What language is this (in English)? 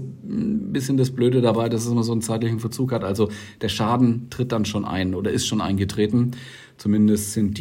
German